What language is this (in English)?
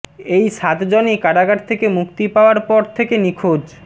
Bangla